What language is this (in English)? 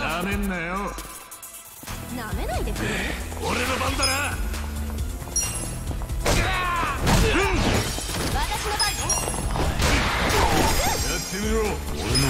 Japanese